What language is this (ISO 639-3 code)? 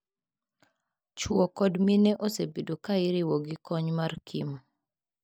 luo